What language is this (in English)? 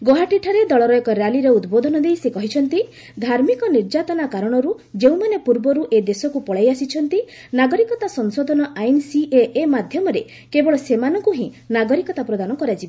Odia